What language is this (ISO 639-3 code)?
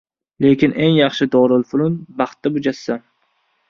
uzb